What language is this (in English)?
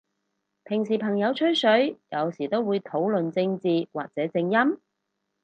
Cantonese